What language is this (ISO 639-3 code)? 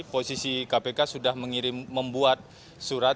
ind